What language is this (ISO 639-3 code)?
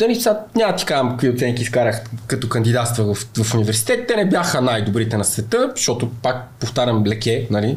bul